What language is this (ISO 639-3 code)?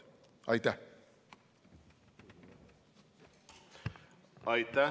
est